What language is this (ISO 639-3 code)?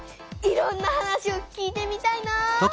jpn